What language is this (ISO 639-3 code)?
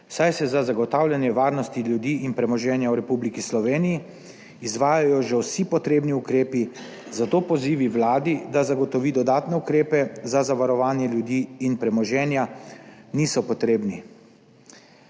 slv